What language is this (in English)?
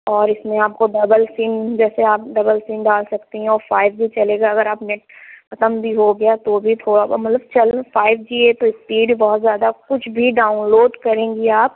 Urdu